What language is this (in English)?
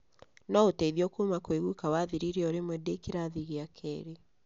Kikuyu